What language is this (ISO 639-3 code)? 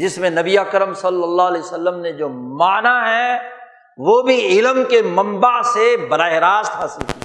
urd